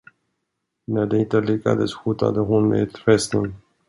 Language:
Swedish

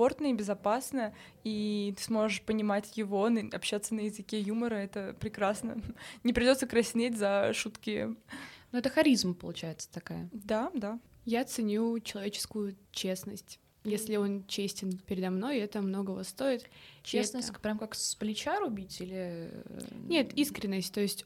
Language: Russian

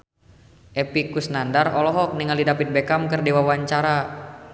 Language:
Sundanese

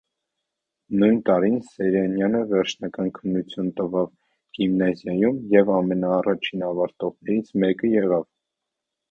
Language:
Armenian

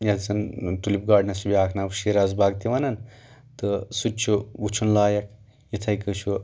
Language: Kashmiri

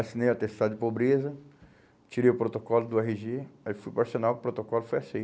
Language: Portuguese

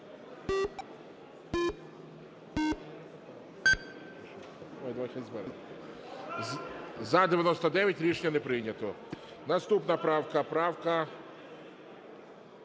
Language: Ukrainian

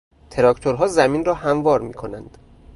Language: Persian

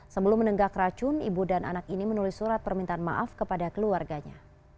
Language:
Indonesian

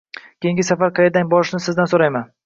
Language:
Uzbek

